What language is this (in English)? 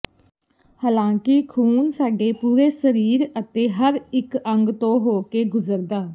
Punjabi